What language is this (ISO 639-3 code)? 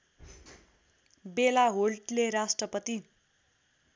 nep